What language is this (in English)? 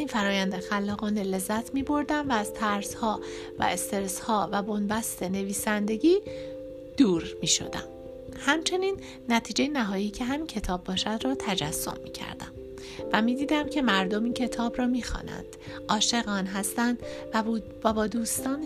Persian